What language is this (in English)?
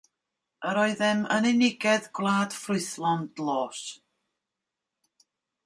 Welsh